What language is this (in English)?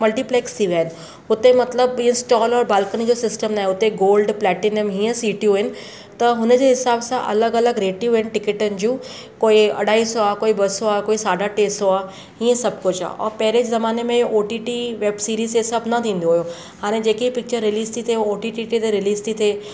Sindhi